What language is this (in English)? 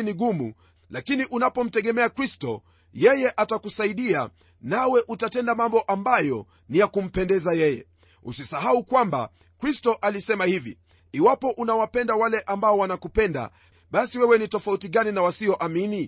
Swahili